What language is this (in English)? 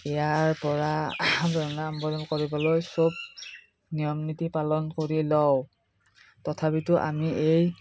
Assamese